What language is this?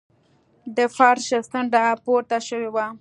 Pashto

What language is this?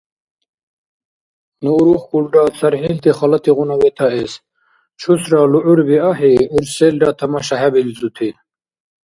Dargwa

